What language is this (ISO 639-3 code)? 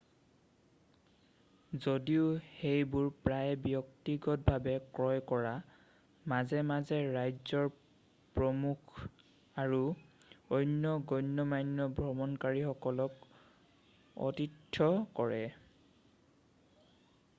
asm